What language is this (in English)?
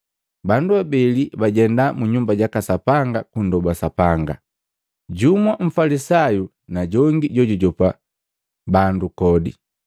Matengo